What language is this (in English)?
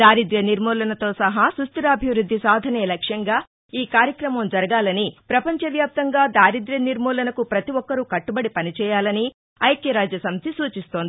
Telugu